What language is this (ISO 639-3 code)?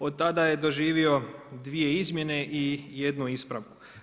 hrv